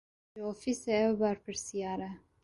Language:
Kurdish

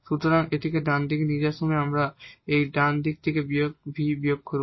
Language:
Bangla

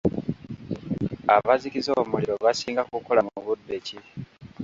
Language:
Ganda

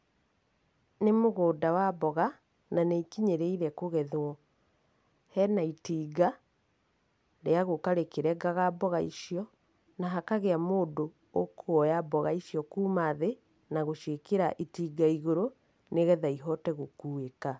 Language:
Kikuyu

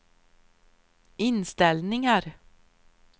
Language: Swedish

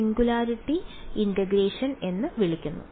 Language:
Malayalam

